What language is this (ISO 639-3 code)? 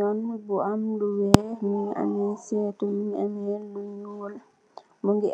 wol